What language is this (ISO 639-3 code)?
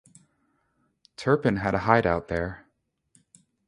eng